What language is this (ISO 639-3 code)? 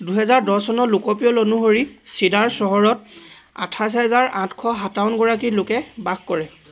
asm